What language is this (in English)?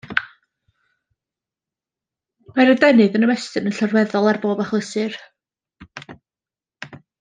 Welsh